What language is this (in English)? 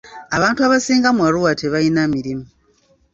Ganda